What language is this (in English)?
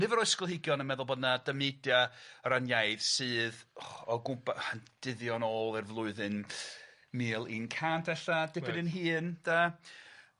Welsh